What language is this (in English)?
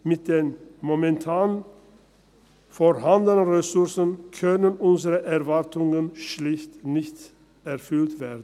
Swiss German